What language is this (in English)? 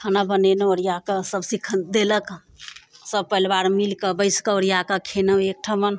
Maithili